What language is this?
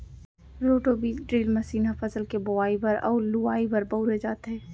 Chhattisgarhi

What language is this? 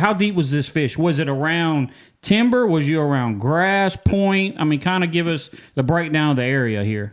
English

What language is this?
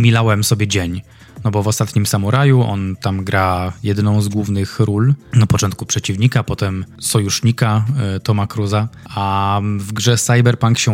Polish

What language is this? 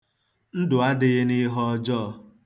Igbo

